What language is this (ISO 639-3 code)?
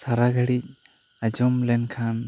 sat